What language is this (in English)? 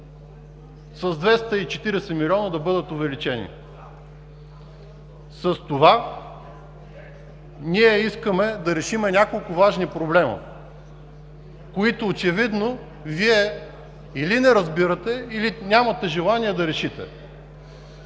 Bulgarian